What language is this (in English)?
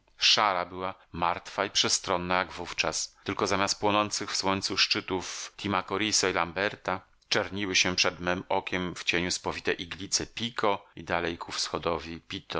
Polish